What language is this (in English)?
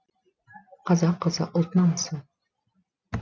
Kazakh